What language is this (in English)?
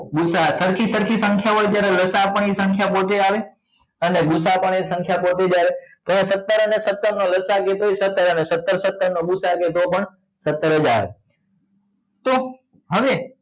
Gujarati